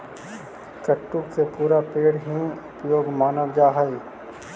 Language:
Magahi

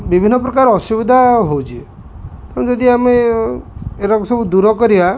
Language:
Odia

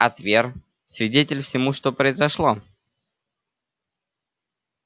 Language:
Russian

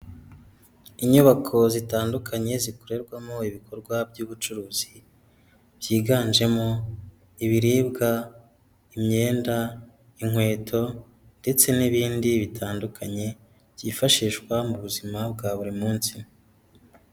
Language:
Kinyarwanda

